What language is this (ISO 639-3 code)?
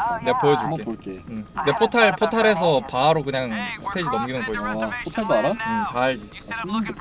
kor